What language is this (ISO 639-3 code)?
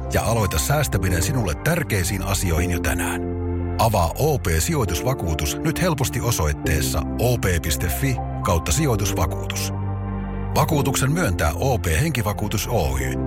fin